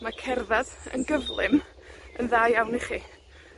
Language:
Welsh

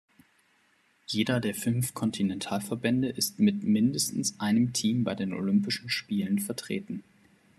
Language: German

